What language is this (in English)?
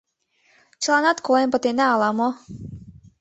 Mari